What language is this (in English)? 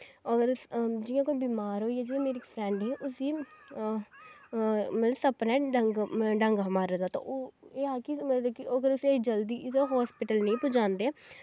Dogri